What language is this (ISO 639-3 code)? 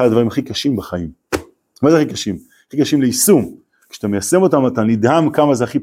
heb